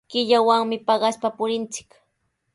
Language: Sihuas Ancash Quechua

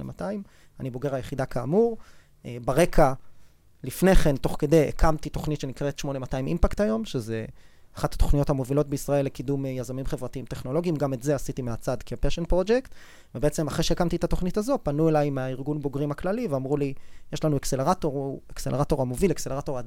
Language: Hebrew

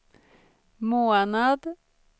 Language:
Swedish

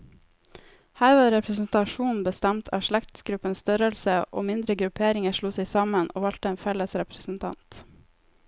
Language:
Norwegian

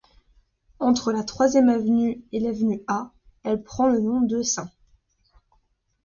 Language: French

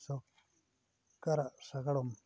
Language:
Santali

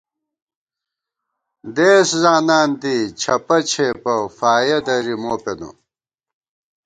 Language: Gawar-Bati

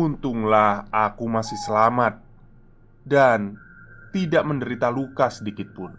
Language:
Indonesian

